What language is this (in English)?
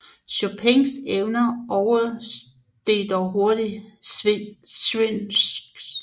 Danish